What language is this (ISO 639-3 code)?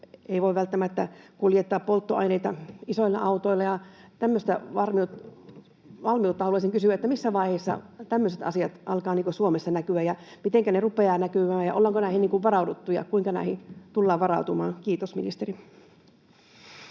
fin